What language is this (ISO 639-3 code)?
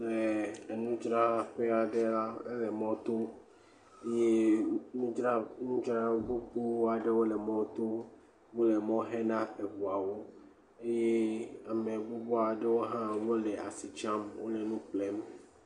ewe